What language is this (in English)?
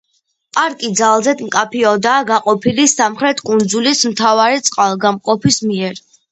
Georgian